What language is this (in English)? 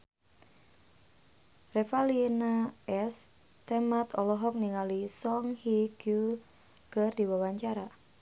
Sundanese